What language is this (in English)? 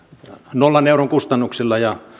Finnish